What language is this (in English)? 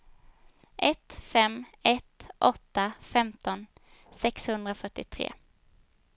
Swedish